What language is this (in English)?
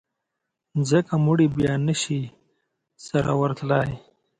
Pashto